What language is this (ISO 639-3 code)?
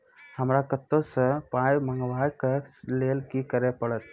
mai